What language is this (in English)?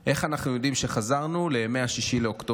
Hebrew